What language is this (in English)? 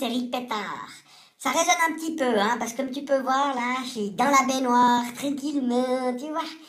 French